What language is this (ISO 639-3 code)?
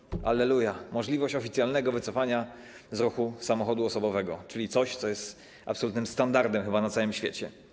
pol